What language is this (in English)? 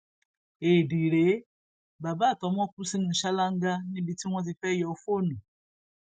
Yoruba